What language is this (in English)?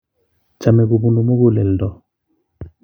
Kalenjin